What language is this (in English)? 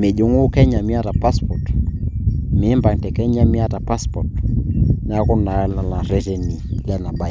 Masai